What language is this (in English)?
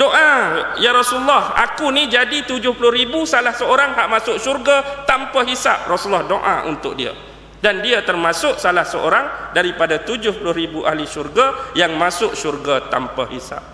Malay